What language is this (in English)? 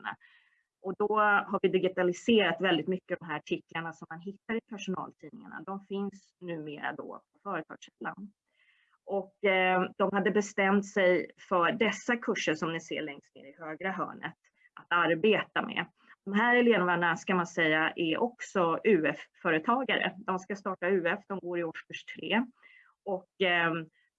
Swedish